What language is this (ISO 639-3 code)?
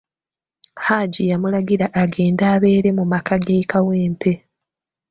lug